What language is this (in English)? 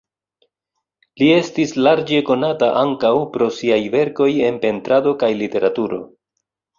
Esperanto